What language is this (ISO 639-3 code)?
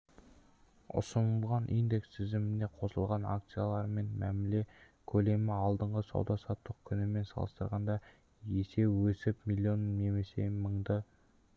kaz